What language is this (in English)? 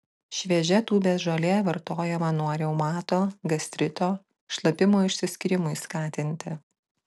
Lithuanian